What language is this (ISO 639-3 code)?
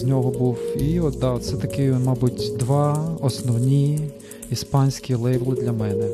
ukr